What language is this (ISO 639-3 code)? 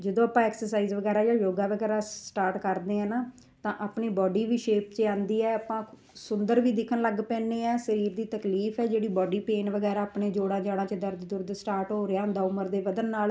pan